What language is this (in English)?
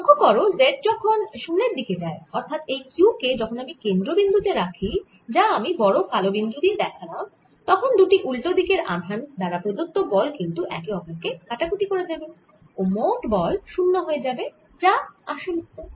Bangla